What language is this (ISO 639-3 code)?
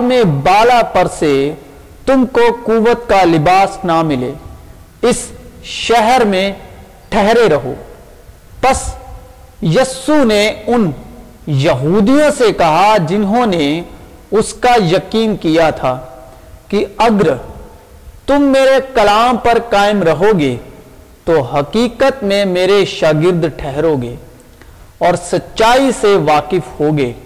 urd